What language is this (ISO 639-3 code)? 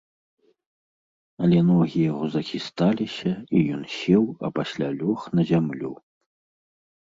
bel